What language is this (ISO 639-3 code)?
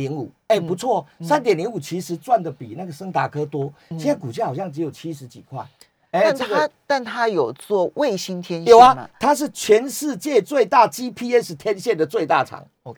zho